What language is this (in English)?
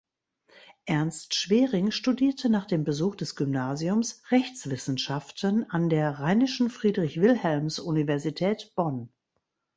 German